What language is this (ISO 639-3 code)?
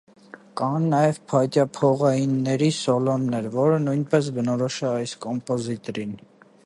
hye